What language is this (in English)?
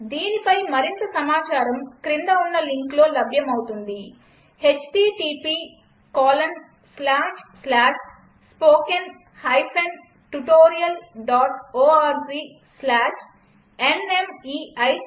Telugu